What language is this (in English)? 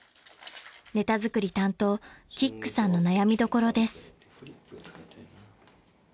Japanese